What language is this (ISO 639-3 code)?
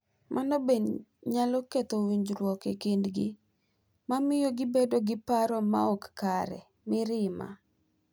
luo